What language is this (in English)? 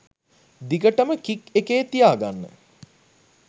Sinhala